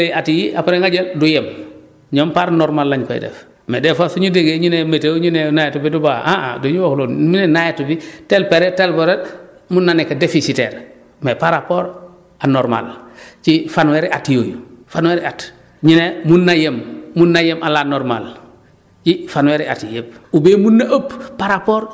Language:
Wolof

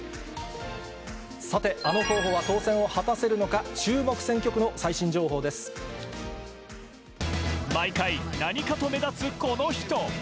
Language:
Japanese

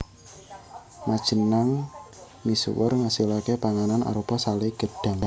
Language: Javanese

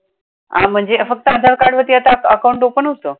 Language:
Marathi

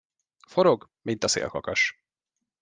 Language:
Hungarian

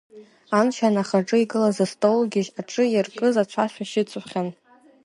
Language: Abkhazian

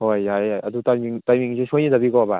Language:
Manipuri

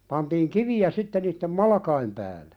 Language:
Finnish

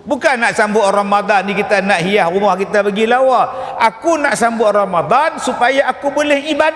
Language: Malay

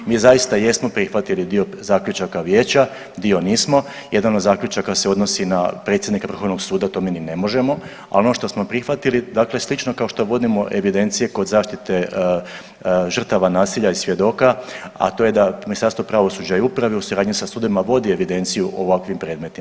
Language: Croatian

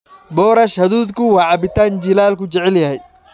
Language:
Somali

